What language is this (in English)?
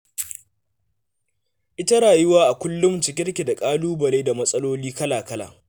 Hausa